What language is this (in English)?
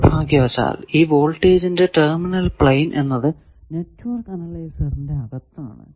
Malayalam